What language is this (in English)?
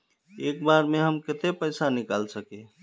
Magahi